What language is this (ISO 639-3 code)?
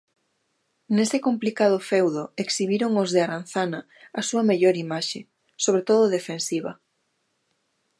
glg